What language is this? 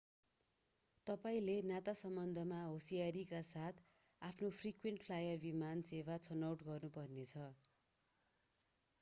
Nepali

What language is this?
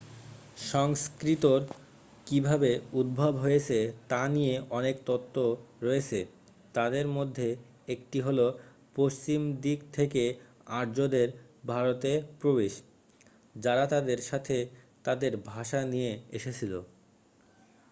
Bangla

